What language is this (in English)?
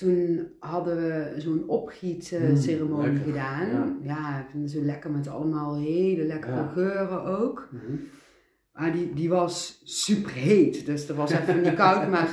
Dutch